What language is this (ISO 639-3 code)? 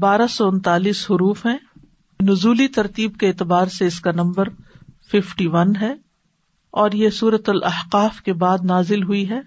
urd